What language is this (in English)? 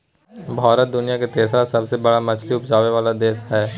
Maithili